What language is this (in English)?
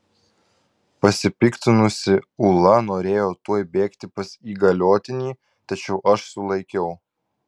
Lithuanian